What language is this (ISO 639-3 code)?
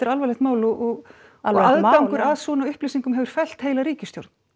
isl